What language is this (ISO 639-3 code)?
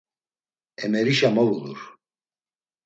lzz